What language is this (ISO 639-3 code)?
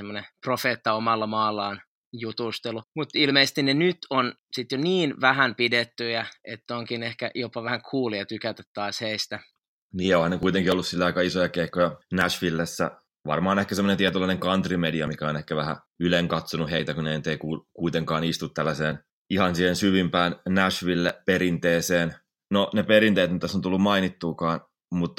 fin